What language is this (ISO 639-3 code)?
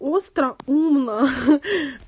rus